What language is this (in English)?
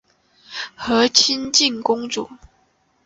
Chinese